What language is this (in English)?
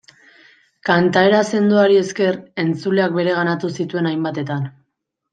Basque